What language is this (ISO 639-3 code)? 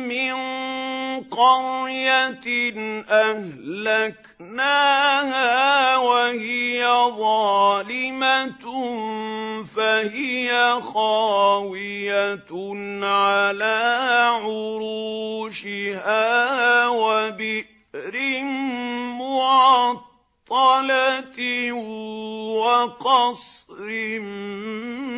ara